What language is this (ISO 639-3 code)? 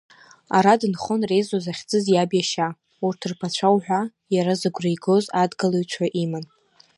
abk